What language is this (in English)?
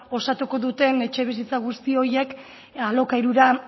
Basque